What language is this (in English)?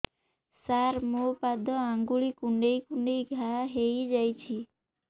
Odia